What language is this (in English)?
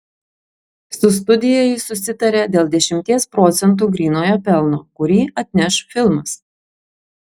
Lithuanian